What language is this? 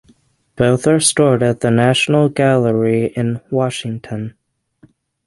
English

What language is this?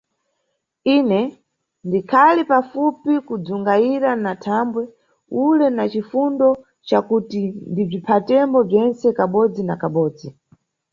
Nyungwe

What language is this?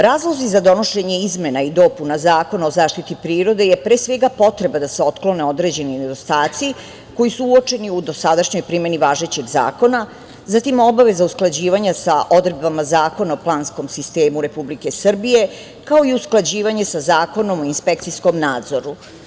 Serbian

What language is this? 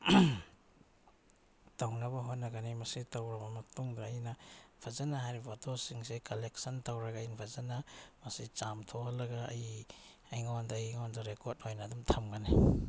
Manipuri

